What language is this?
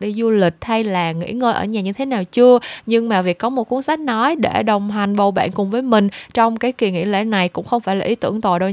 Vietnamese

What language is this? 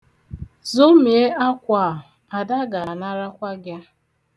Igbo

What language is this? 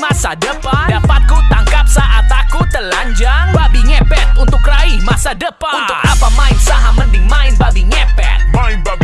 Indonesian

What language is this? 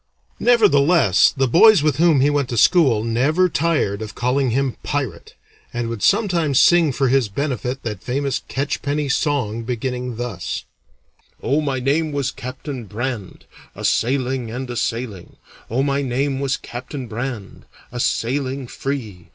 English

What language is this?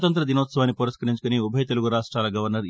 Telugu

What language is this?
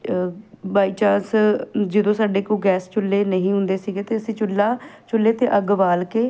Punjabi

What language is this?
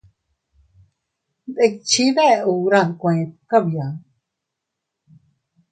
Teutila Cuicatec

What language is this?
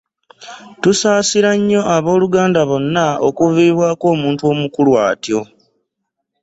Ganda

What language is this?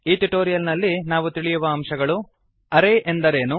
Kannada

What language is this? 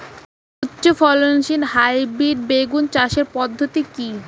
Bangla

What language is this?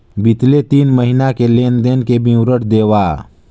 Chhattisgarhi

